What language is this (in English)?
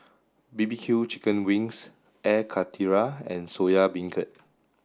English